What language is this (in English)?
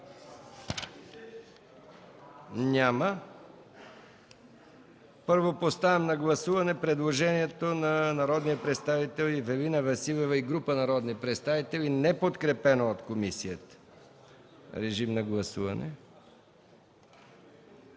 Bulgarian